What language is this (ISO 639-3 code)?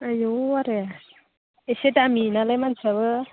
brx